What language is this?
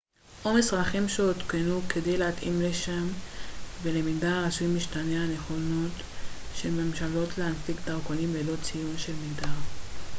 Hebrew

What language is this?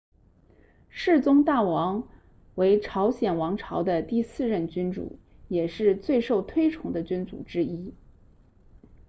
Chinese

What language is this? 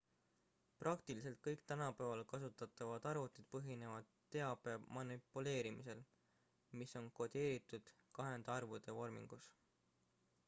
Estonian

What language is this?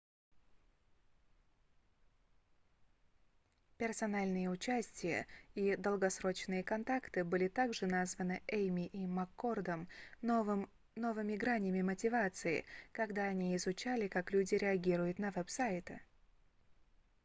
Russian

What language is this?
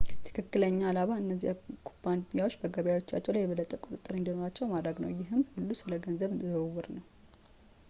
Amharic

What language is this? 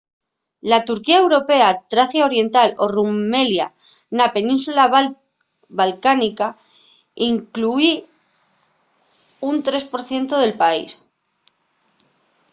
Asturian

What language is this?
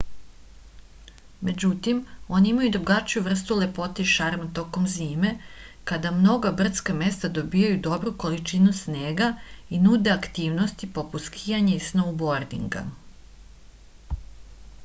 Serbian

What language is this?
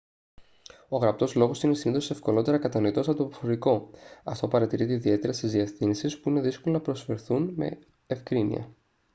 Greek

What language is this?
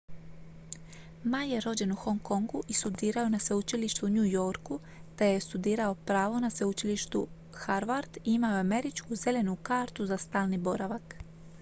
Croatian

